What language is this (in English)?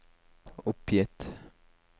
Norwegian